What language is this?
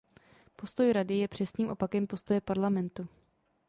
Czech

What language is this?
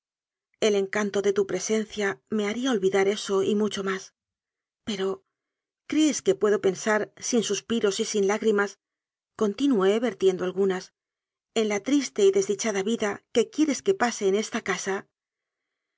Spanish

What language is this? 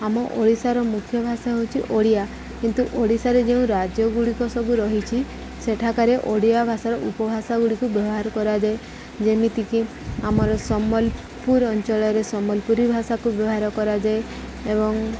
Odia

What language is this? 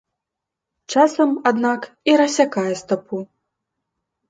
Belarusian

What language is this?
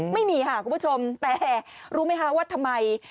Thai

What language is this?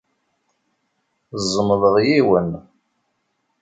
Kabyle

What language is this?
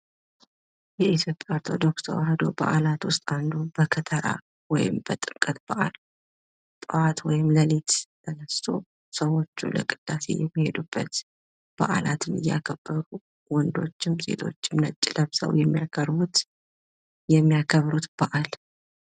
Amharic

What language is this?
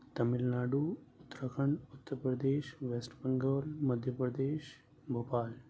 Urdu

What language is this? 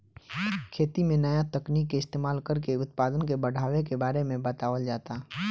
Bhojpuri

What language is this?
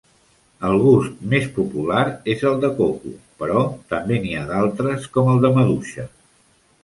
Catalan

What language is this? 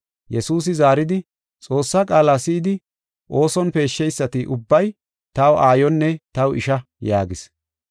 Gofa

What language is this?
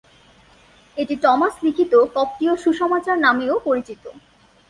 Bangla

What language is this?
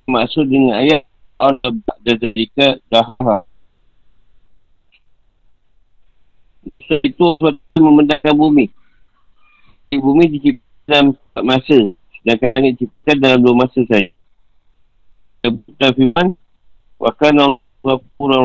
Malay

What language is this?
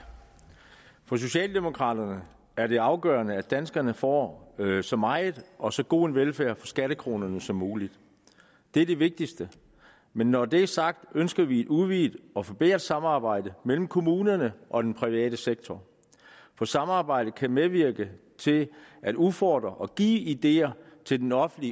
Danish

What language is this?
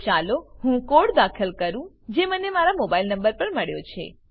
Gujarati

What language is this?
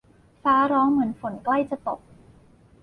Thai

